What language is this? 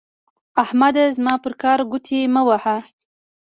Pashto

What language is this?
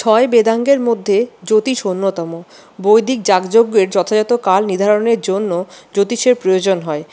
Bangla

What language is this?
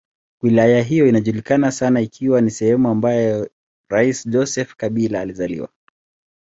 Swahili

